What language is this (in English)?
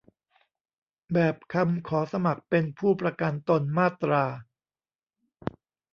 Thai